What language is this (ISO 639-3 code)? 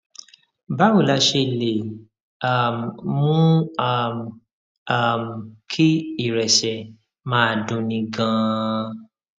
yor